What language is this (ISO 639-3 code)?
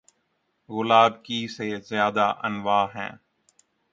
urd